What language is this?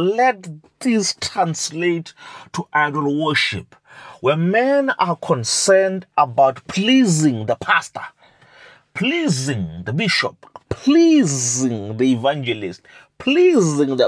English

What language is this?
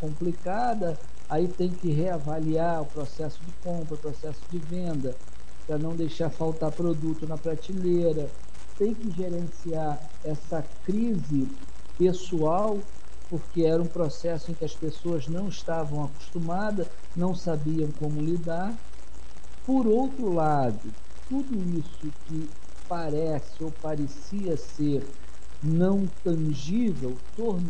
Portuguese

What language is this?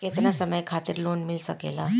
Bhojpuri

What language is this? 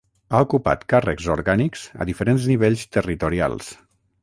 Catalan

